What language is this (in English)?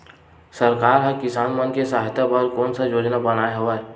Chhattisgarhi